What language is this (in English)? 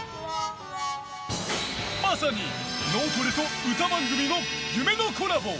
Japanese